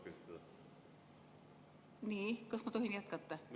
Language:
Estonian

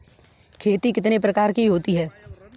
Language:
Hindi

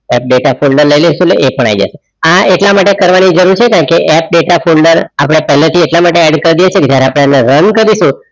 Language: Gujarati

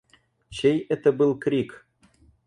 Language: Russian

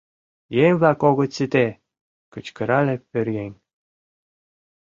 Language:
Mari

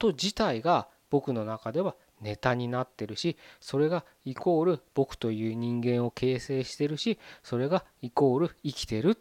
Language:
Japanese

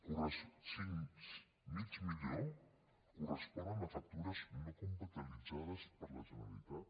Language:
Catalan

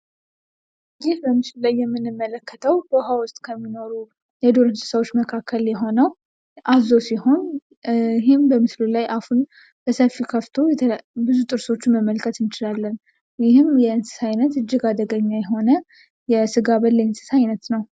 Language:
Amharic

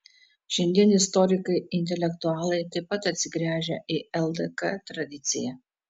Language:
Lithuanian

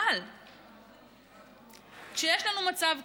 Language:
Hebrew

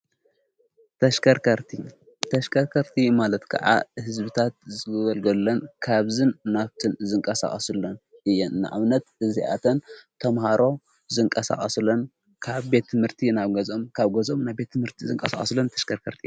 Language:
Tigrinya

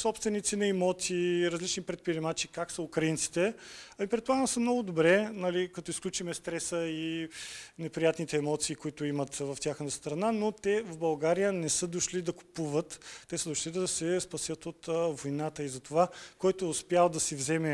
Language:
Bulgarian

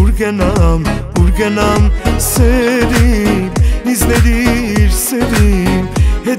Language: Romanian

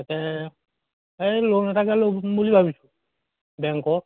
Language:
Assamese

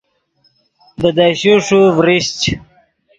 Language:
Yidgha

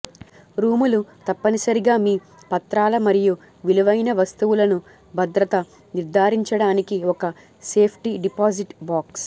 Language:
Telugu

